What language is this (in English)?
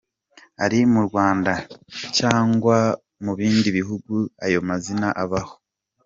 Kinyarwanda